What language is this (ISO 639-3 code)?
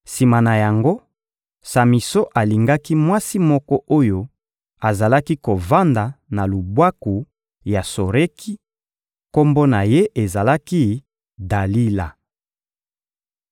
lin